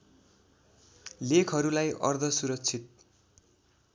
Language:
Nepali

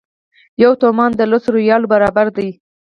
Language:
Pashto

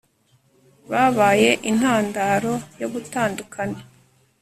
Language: Kinyarwanda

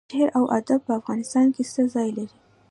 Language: Pashto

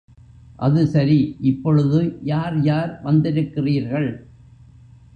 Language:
Tamil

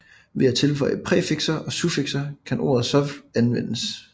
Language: Danish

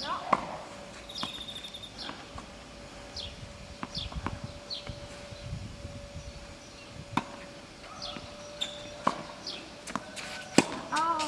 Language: Italian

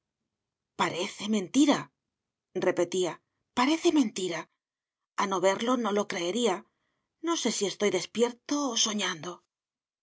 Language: Spanish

